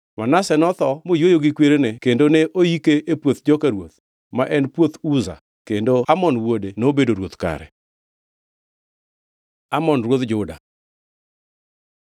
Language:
Luo (Kenya and Tanzania)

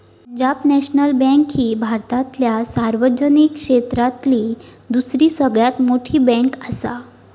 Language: Marathi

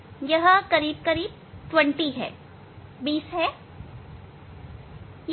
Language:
Hindi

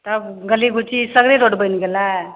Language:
Maithili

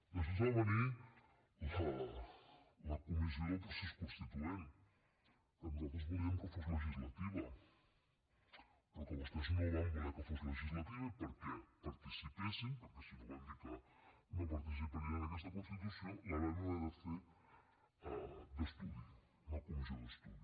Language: Catalan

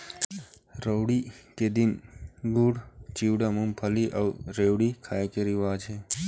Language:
Chhattisgarhi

